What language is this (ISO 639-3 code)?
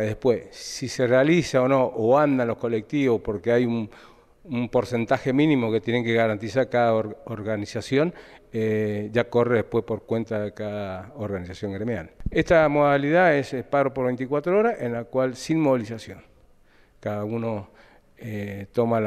spa